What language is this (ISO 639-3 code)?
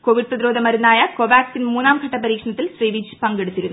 mal